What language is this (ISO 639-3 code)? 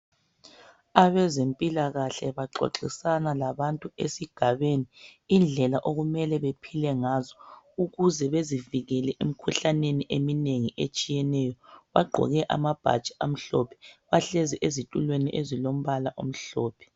nde